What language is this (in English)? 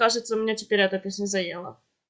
Russian